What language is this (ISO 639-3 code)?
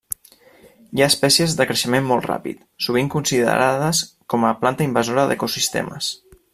cat